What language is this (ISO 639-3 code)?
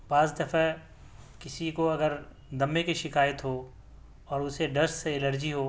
urd